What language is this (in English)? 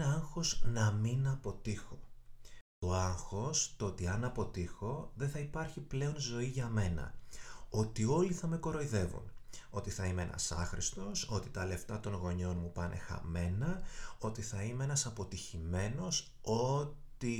Greek